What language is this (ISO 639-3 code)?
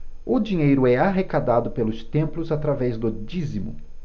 por